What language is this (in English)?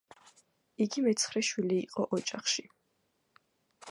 Georgian